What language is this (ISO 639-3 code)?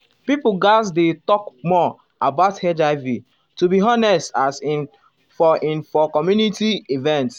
pcm